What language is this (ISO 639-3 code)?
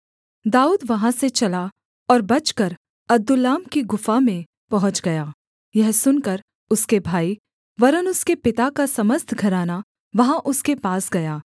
hin